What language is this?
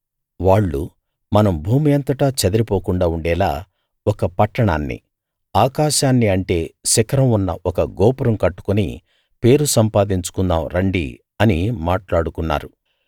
Telugu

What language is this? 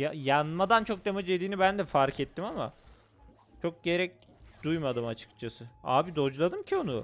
Turkish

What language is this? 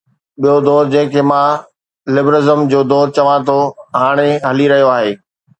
Sindhi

